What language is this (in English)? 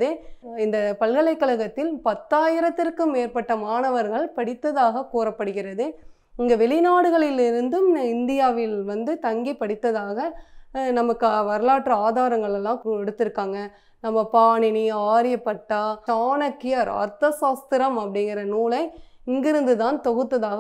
Dutch